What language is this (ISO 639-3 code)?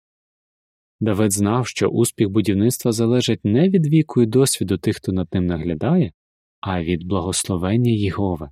ukr